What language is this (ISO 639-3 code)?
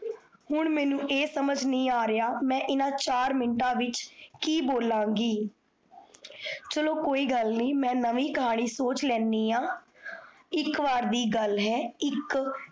pan